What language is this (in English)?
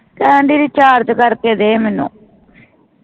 Punjabi